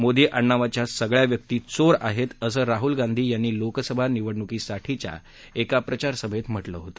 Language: Marathi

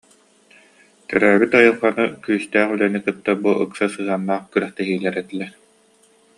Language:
Yakut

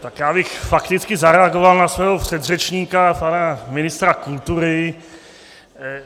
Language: Czech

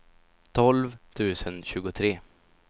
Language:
Swedish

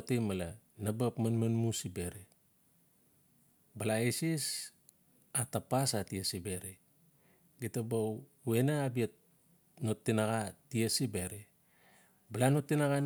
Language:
Notsi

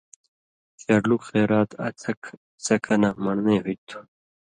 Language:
Indus Kohistani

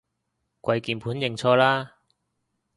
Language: Cantonese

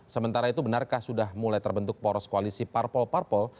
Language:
Indonesian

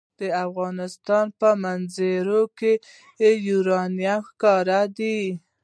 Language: Pashto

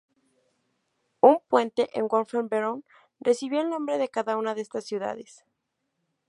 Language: Spanish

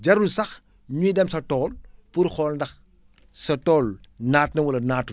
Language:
Wolof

